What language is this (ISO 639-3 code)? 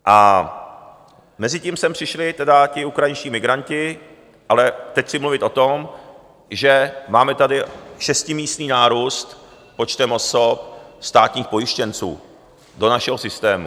ces